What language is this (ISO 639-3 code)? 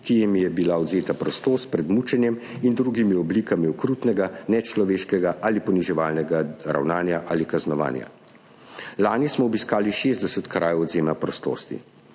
slv